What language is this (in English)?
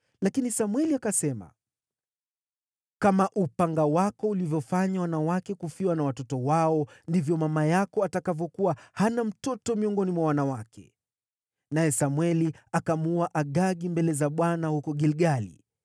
Swahili